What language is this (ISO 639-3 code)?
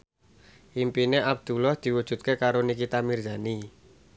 jav